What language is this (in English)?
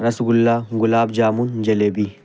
Urdu